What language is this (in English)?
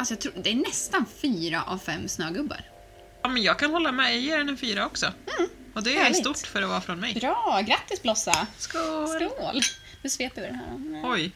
Swedish